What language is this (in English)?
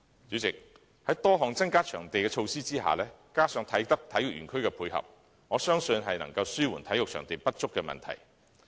Cantonese